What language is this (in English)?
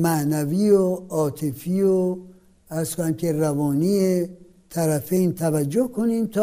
Persian